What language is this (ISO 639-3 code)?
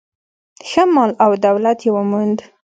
pus